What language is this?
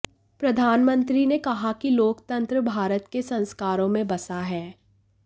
Hindi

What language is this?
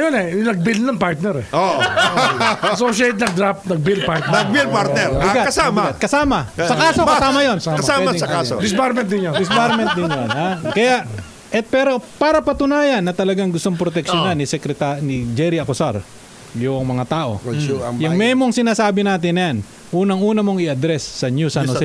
Filipino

